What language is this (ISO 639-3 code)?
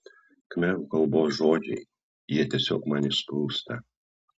lit